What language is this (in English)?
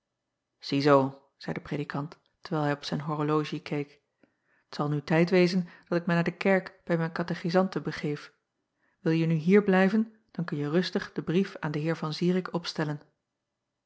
Dutch